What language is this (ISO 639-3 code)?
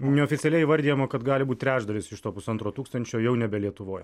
lit